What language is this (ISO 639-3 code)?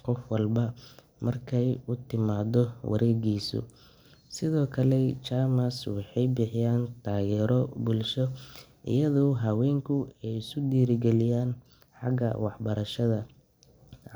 som